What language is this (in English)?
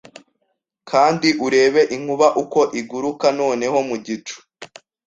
Kinyarwanda